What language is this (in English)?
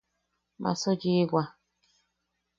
Yaqui